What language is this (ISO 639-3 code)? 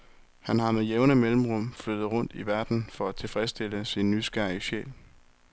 dan